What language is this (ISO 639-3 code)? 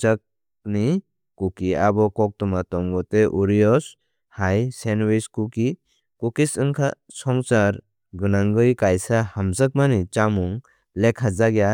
trp